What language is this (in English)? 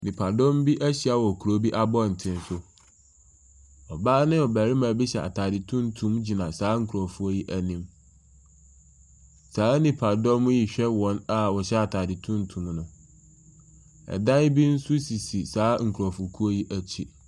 Akan